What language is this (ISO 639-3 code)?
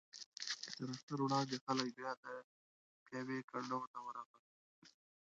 pus